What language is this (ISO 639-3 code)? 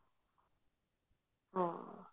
pan